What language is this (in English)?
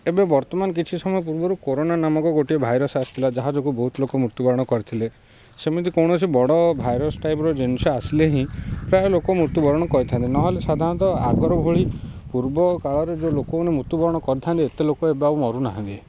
Odia